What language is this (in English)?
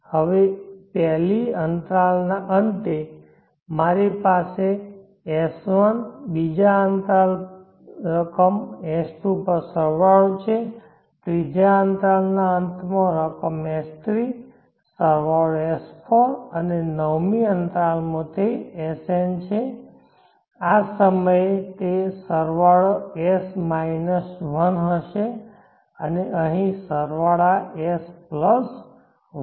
Gujarati